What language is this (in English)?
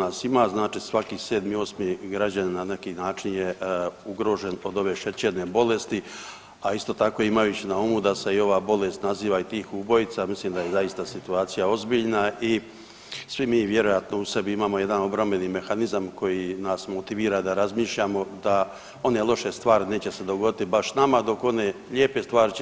Croatian